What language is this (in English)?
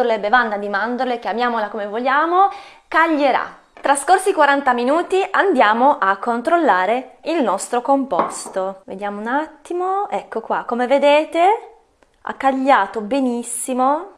Italian